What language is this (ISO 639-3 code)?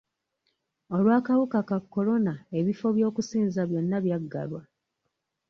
lug